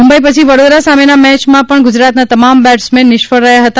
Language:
Gujarati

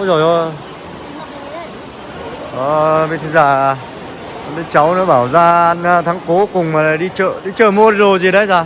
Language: Vietnamese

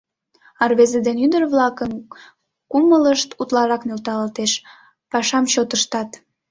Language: Mari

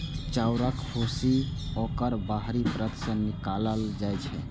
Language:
Maithili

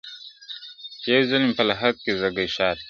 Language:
Pashto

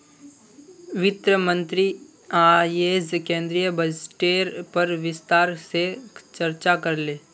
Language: Magahi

